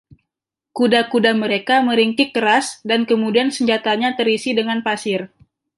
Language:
Indonesian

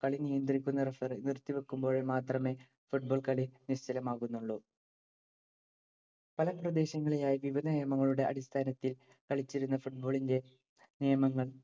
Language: Malayalam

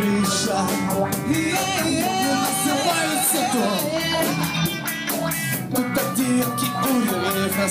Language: Korean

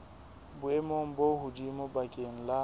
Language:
Southern Sotho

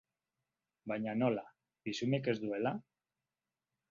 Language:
Basque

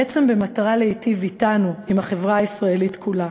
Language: Hebrew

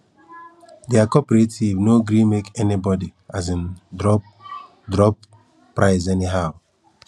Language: Nigerian Pidgin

